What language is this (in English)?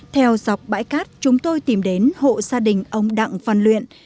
Vietnamese